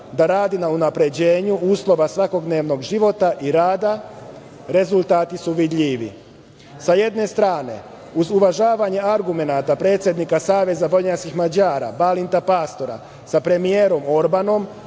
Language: Serbian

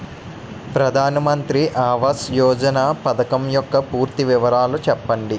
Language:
Telugu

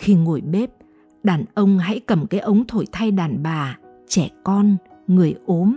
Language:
Vietnamese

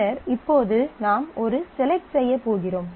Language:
Tamil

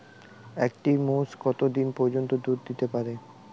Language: Bangla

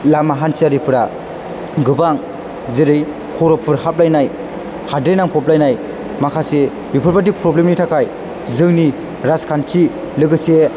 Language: Bodo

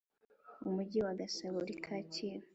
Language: Kinyarwanda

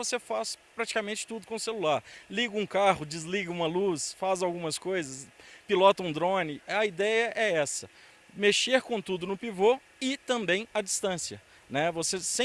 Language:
Portuguese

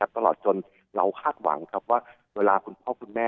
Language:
Thai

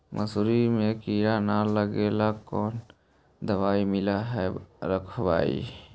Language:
Magahi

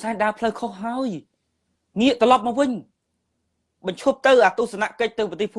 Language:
Vietnamese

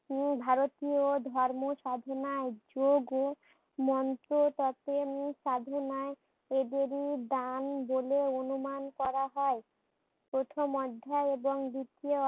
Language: Bangla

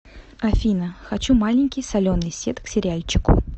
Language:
Russian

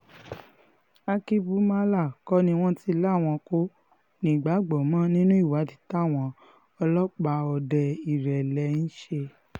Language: Yoruba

